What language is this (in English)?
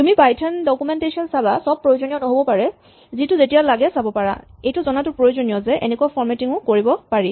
Assamese